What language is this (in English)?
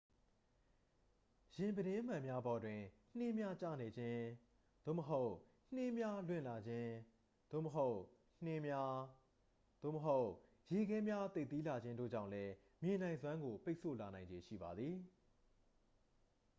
Burmese